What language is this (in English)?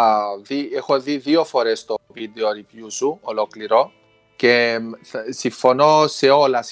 Greek